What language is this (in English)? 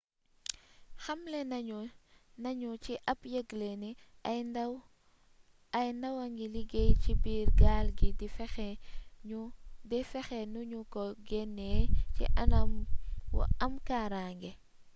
Wolof